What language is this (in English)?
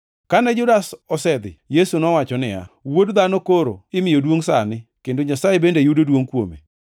Luo (Kenya and Tanzania)